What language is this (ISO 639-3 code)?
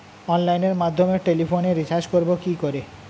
ben